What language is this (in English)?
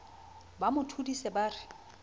Southern Sotho